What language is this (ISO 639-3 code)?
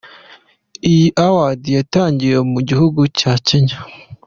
kin